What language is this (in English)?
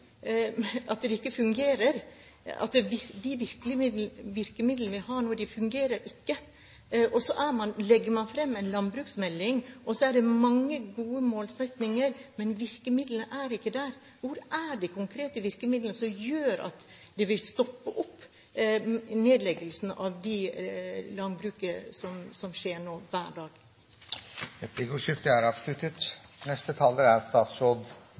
Norwegian